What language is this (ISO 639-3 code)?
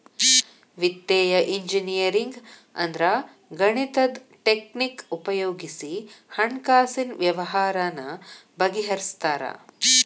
kan